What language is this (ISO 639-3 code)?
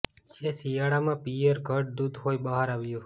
guj